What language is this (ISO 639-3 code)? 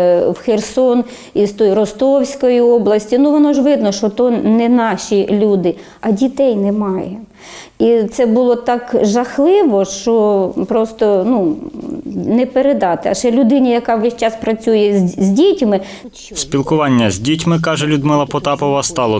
ukr